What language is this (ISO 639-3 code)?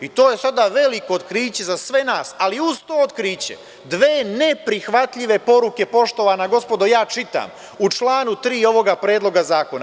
srp